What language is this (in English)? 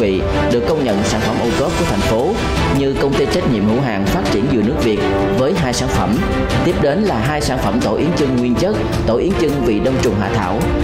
Vietnamese